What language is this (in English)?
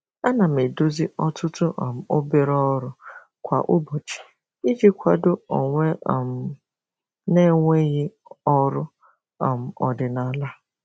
Igbo